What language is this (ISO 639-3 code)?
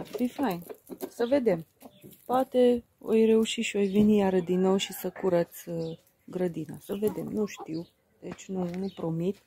ron